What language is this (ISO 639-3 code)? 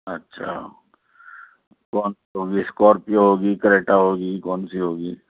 urd